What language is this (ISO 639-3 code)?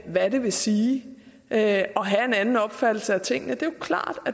dan